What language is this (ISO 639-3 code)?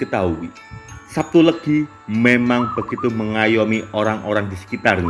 ind